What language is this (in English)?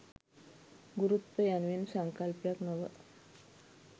Sinhala